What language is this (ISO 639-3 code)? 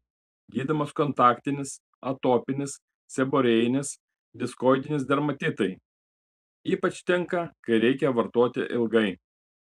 lit